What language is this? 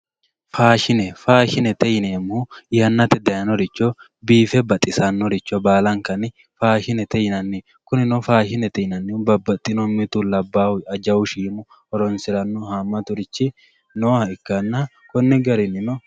Sidamo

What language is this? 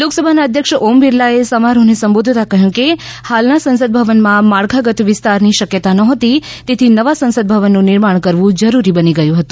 Gujarati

